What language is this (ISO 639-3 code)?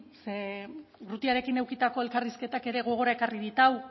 eus